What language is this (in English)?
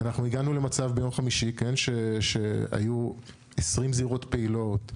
Hebrew